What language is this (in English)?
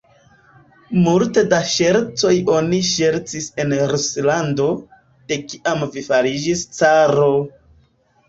Esperanto